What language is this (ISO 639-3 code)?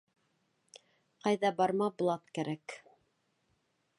bak